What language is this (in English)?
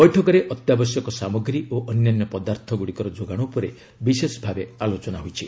Odia